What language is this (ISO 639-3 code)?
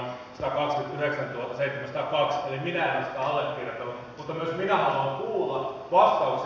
fin